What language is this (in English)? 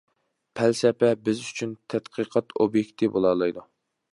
Uyghur